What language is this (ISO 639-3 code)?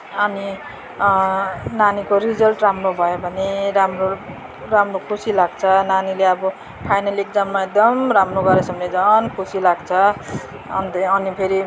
nep